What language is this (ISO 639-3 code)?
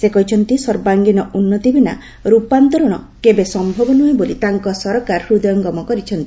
ori